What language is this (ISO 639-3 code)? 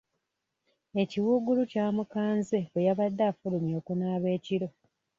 lug